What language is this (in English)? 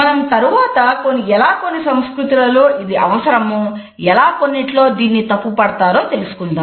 Telugu